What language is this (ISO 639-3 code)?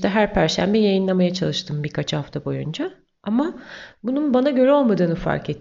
tur